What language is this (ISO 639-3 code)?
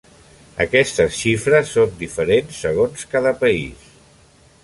cat